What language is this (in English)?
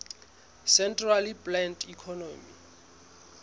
Southern Sotho